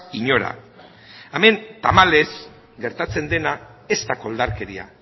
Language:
Basque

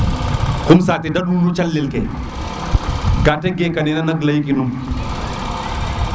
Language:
Serer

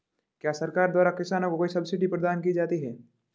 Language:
Hindi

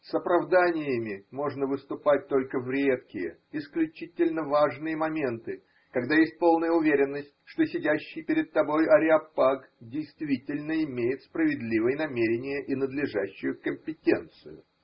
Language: Russian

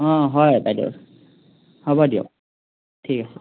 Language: Assamese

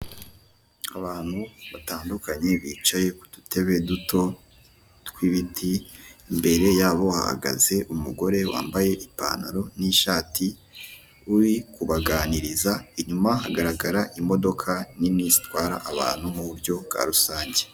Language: Kinyarwanda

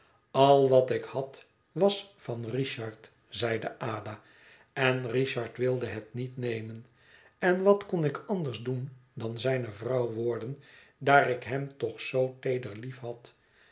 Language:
Dutch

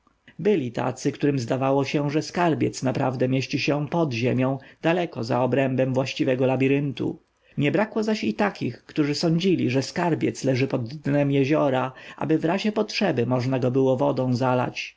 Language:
Polish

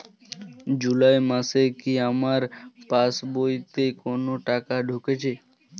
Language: Bangla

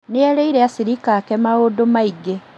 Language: Kikuyu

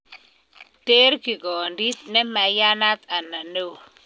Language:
Kalenjin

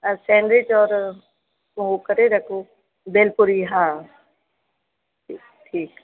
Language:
Sindhi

